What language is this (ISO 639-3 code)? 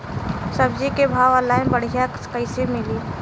bho